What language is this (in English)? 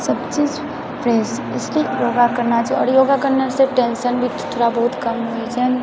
Maithili